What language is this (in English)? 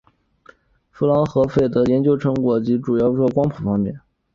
Chinese